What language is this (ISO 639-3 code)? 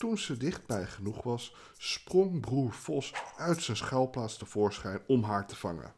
nld